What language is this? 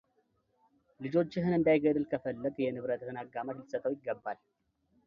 Amharic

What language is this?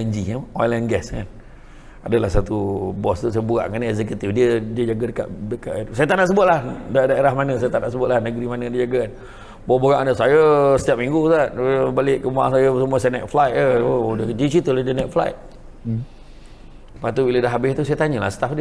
Malay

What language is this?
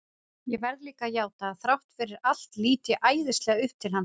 Icelandic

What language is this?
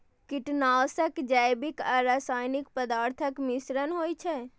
Maithili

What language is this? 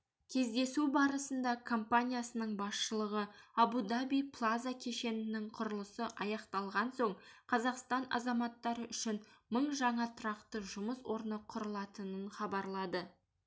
Kazakh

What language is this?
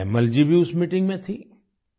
Hindi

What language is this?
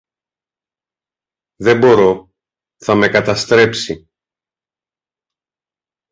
Greek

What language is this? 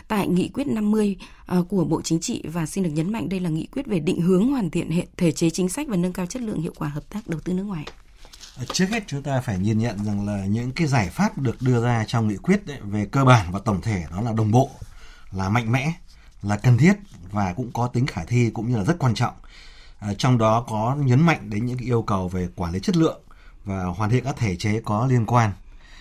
Vietnamese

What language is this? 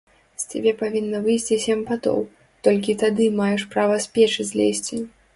Belarusian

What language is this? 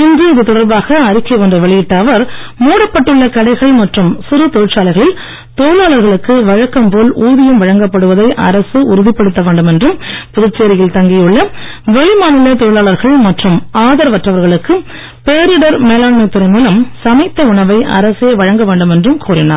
Tamil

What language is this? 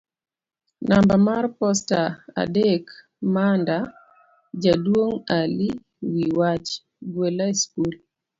Luo (Kenya and Tanzania)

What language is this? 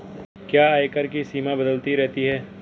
Hindi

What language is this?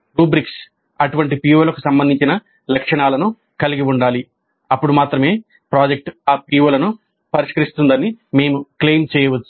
Telugu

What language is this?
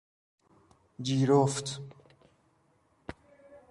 Persian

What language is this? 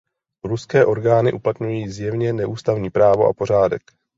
Czech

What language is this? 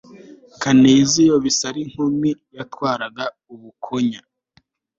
Kinyarwanda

